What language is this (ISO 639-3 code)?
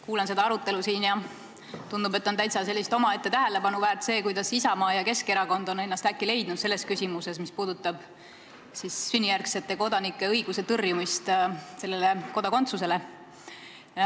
est